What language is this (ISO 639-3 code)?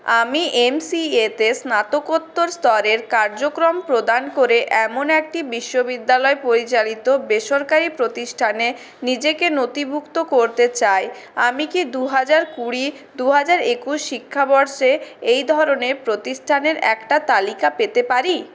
ben